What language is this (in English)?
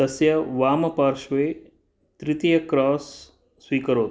Sanskrit